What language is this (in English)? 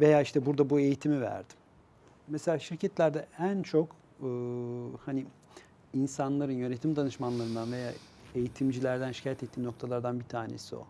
Turkish